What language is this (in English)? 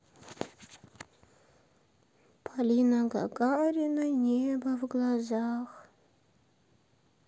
Russian